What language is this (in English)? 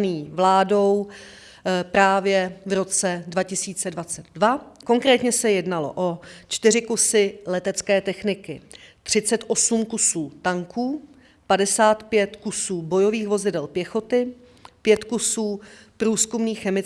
Czech